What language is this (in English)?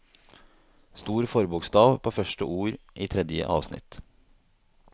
Norwegian